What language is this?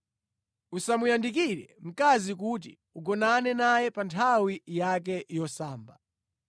Nyanja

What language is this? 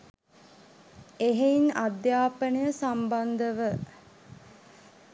Sinhala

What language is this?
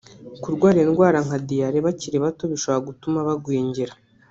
Kinyarwanda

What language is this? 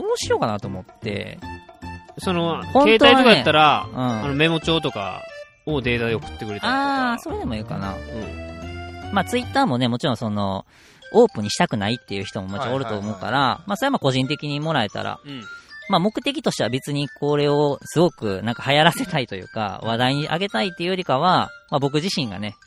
Japanese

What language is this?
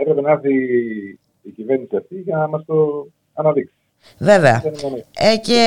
Greek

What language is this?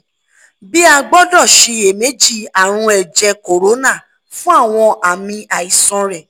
Yoruba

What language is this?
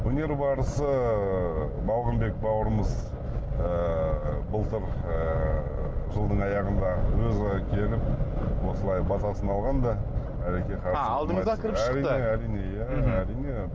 Kazakh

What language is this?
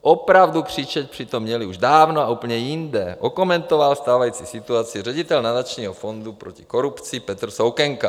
Czech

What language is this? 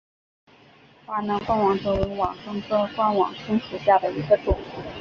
Chinese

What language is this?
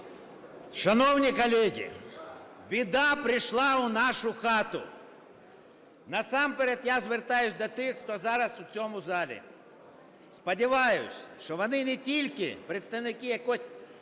Ukrainian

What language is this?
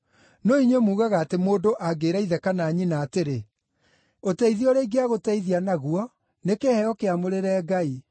Kikuyu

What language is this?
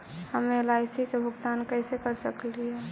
Magahi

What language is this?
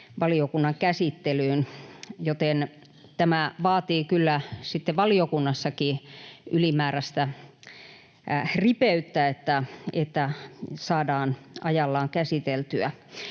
Finnish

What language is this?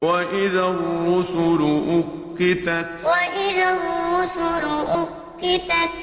Arabic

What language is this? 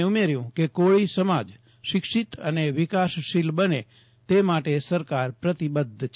Gujarati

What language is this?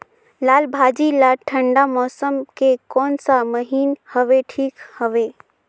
Chhattisgarhi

